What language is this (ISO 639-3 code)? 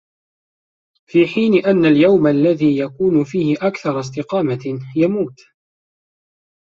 ara